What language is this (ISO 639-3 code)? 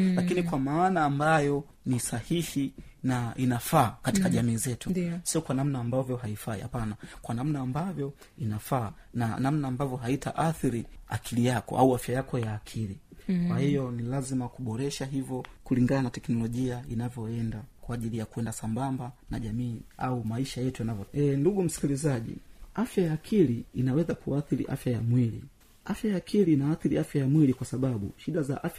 swa